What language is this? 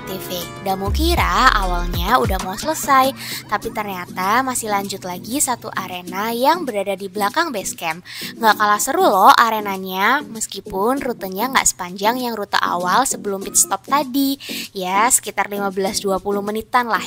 Indonesian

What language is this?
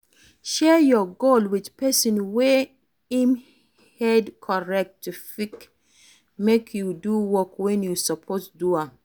Nigerian Pidgin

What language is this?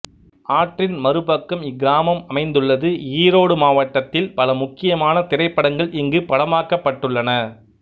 Tamil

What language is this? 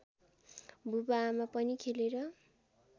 Nepali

